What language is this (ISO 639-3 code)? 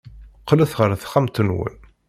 kab